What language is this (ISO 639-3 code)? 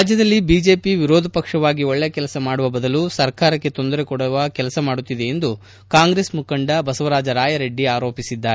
kan